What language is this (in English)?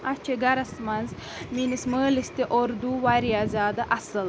Kashmiri